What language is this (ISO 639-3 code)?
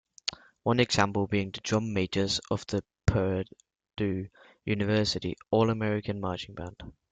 eng